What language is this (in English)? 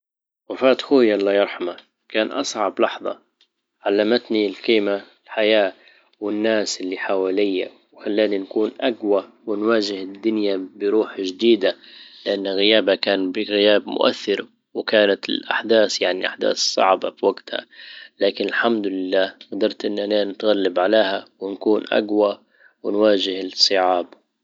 Libyan Arabic